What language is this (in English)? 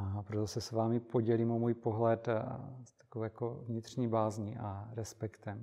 Czech